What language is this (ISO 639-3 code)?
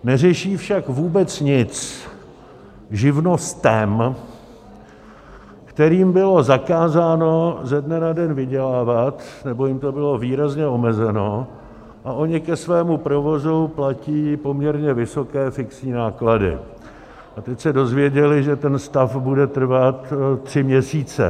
ces